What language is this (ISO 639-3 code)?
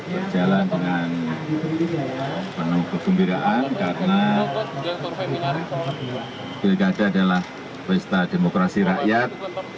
ind